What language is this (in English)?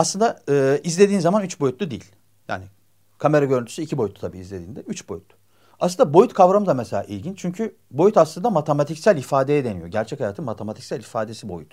Turkish